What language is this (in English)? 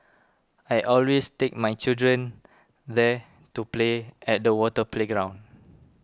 English